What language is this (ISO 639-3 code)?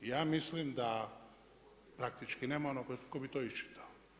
hrv